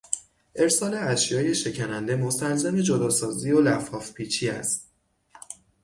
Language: Persian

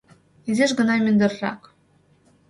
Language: Mari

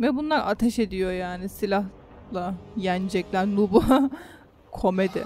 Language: Turkish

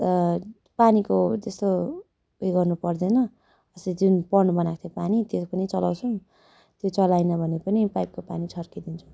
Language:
Nepali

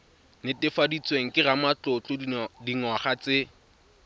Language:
Tswana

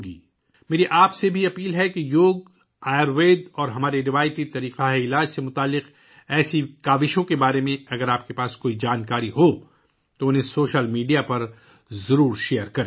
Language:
Urdu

